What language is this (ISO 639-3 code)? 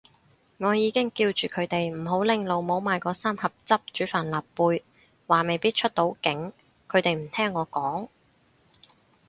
yue